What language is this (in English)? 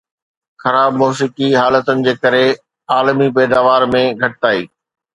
Sindhi